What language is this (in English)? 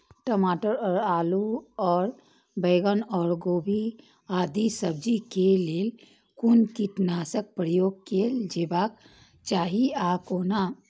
Maithili